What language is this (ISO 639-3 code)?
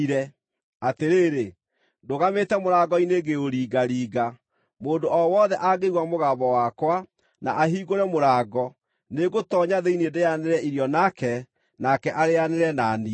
kik